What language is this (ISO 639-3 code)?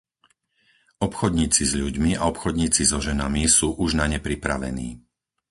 slk